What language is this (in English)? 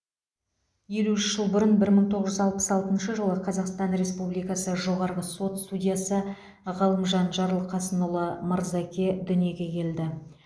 Kazakh